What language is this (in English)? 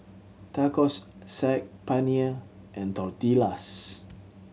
English